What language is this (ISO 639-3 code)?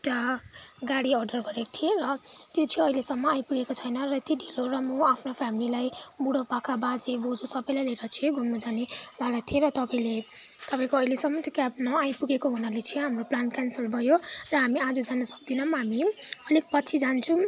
nep